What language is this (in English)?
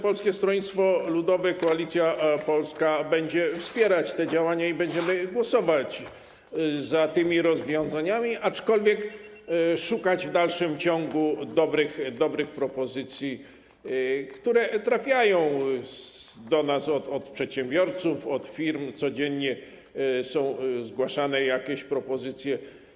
Polish